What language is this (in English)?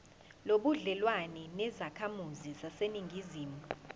Zulu